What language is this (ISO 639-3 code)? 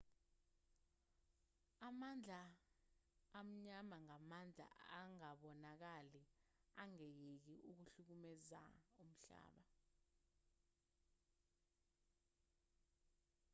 zul